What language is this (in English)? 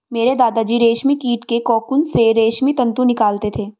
Hindi